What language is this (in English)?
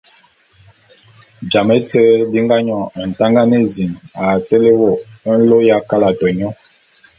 Bulu